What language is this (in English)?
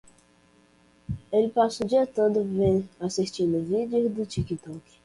Portuguese